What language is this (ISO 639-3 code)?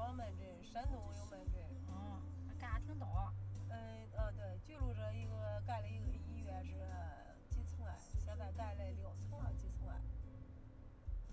zho